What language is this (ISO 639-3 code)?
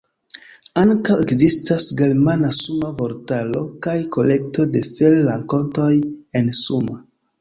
epo